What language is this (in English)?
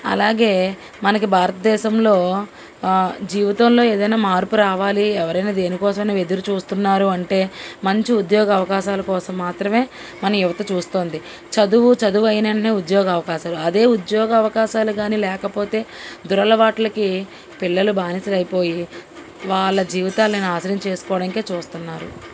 Telugu